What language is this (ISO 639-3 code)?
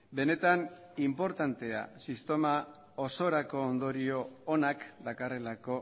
eus